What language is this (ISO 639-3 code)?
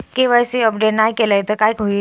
mar